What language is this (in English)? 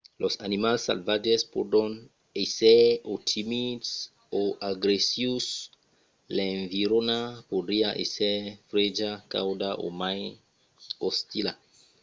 Occitan